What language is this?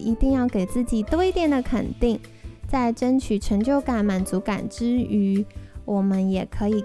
Chinese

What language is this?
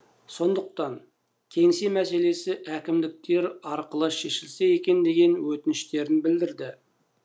Kazakh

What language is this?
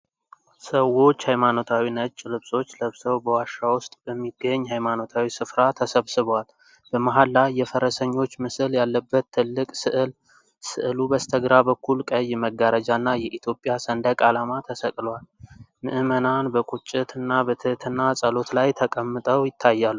Amharic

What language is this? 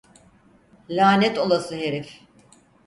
Turkish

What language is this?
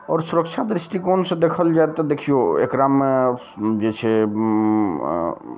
Maithili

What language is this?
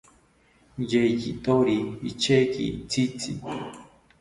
South Ucayali Ashéninka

